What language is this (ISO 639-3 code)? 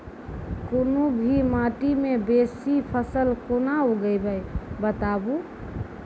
mai